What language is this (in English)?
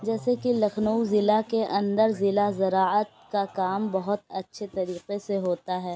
Urdu